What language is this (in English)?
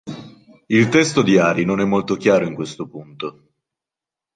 Italian